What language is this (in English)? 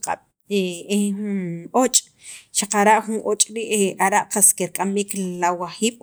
Sacapulteco